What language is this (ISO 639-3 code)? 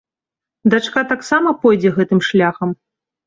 bel